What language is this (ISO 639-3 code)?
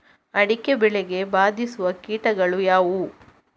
kan